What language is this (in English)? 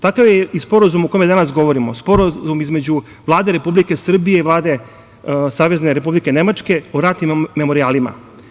Serbian